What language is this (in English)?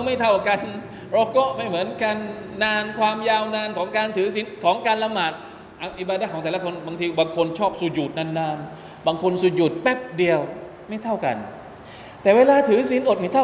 Thai